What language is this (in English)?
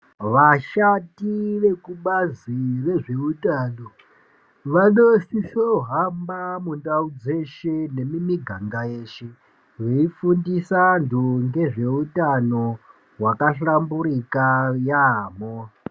Ndau